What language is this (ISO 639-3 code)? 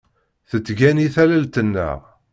kab